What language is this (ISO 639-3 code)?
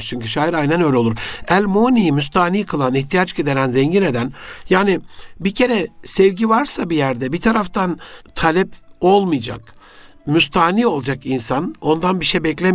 tur